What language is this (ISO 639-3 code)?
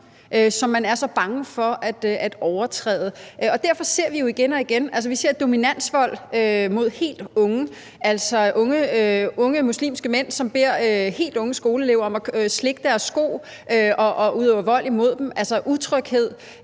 dan